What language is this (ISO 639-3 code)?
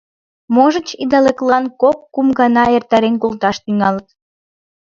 chm